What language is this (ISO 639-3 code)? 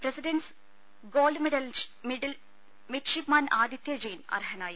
mal